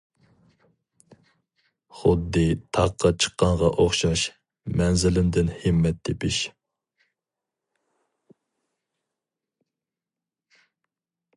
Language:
Uyghur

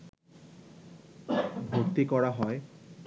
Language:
Bangla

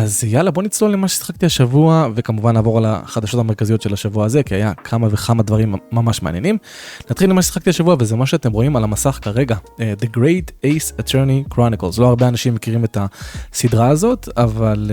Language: Hebrew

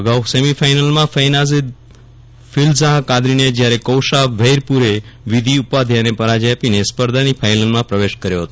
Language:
Gujarati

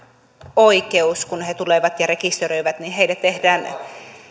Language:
Finnish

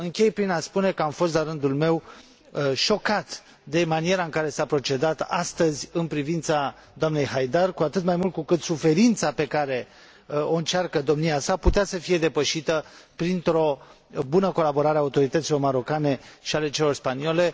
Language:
Romanian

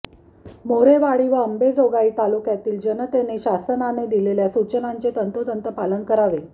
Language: Marathi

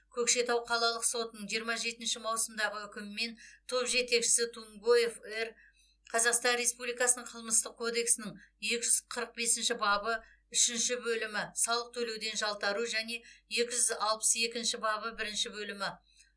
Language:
Kazakh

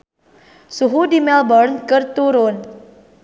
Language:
Sundanese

